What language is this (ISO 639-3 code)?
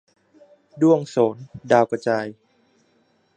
tha